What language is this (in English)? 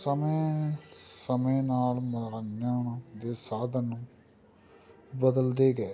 Punjabi